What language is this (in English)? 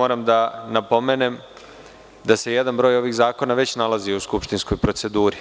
Serbian